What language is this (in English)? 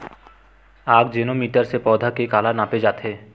Chhattisgarhi